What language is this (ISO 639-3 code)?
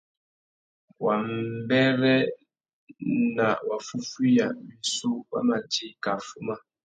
bag